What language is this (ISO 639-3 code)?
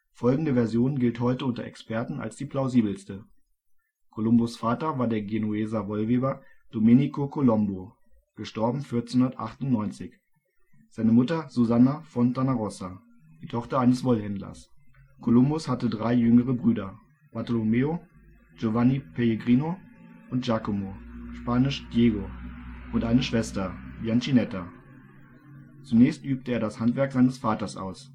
deu